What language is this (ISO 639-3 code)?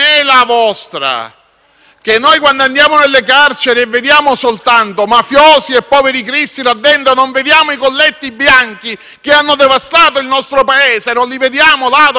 ita